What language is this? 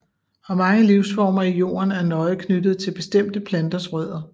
Danish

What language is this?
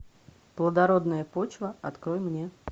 Russian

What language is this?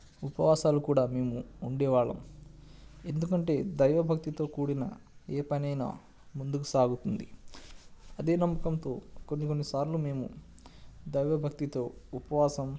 Telugu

